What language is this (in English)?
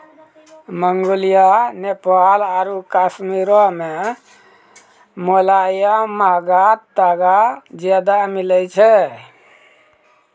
Maithili